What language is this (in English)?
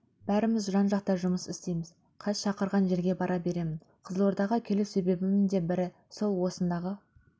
Kazakh